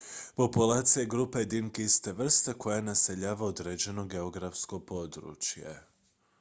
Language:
Croatian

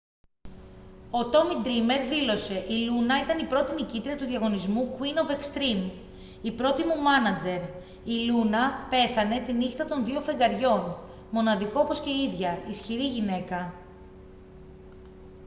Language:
Greek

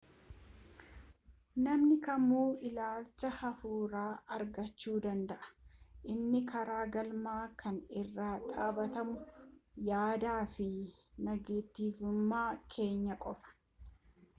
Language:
Oromo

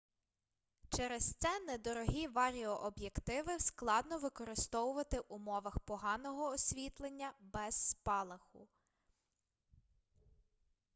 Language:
Ukrainian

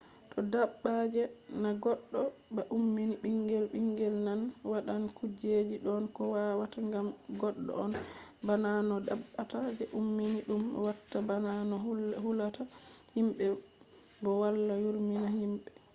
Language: Fula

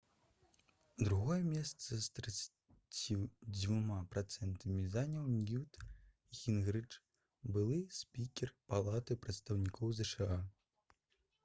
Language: Belarusian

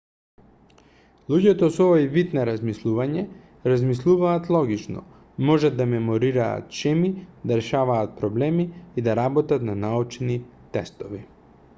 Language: Macedonian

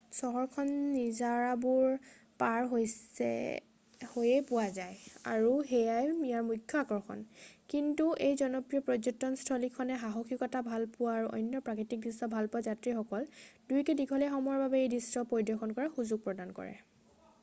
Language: Assamese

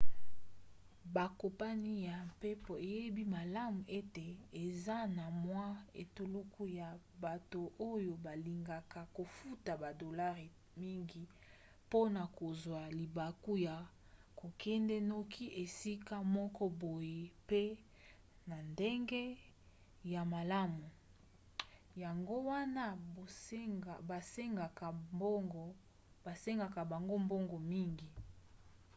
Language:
Lingala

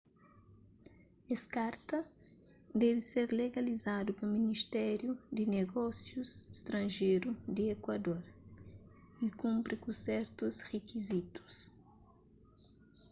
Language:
Kabuverdianu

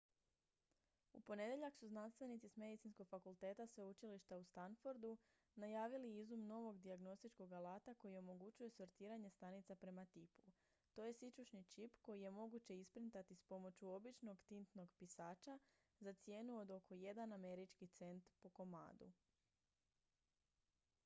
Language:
Croatian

